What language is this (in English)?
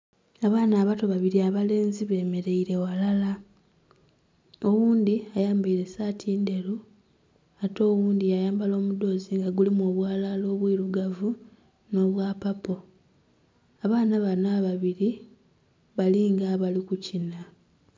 Soga